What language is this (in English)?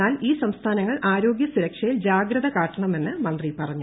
Malayalam